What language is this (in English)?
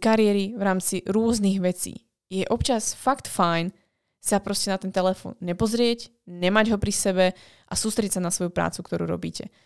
Slovak